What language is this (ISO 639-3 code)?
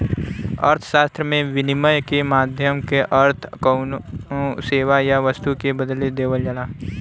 bho